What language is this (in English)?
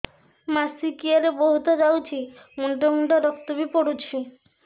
Odia